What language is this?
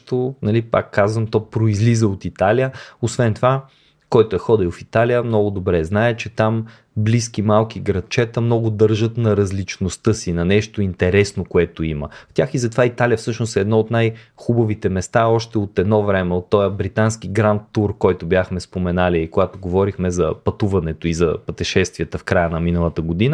Bulgarian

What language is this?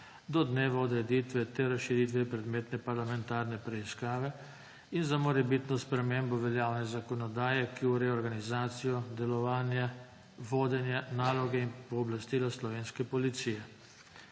Slovenian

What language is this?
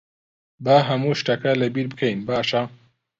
Central Kurdish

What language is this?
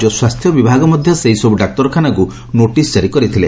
Odia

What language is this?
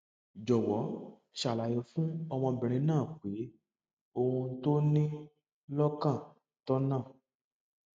Yoruba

